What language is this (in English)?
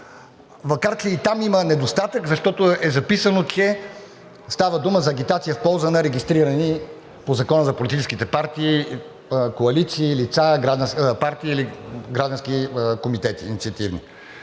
Bulgarian